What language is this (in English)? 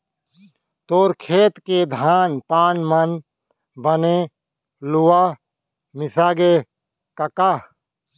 Chhattisgarhi